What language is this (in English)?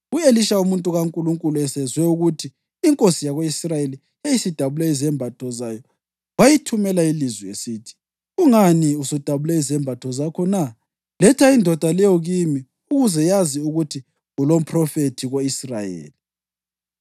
North Ndebele